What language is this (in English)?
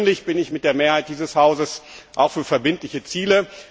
German